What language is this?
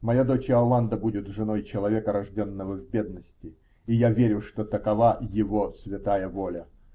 Russian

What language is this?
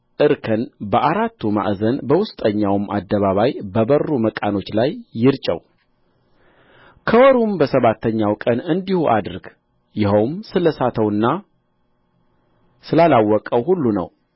Amharic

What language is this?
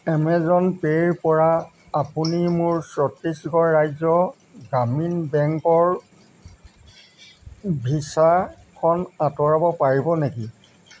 Assamese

